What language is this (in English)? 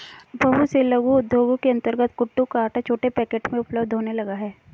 Hindi